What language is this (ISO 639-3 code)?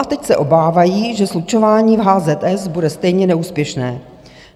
ces